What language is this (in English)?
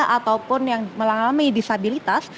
Indonesian